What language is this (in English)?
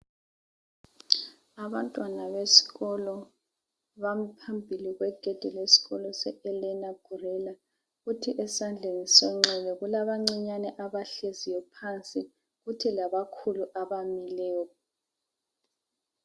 North Ndebele